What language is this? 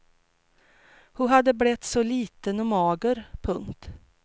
Swedish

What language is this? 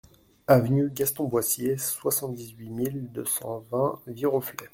French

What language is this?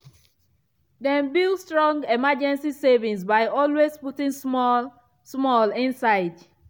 Nigerian Pidgin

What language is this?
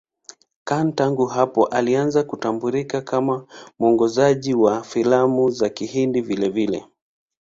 Swahili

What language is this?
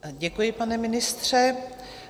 Czech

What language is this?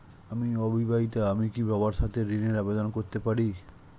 Bangla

